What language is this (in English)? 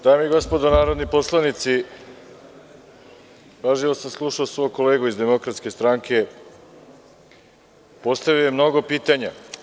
Serbian